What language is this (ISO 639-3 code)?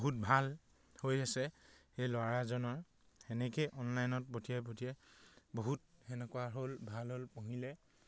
asm